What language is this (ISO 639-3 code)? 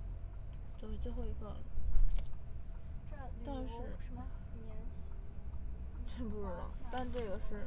zho